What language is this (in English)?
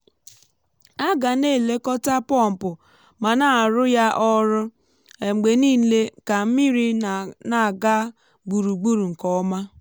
Igbo